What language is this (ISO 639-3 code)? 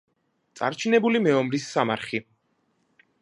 kat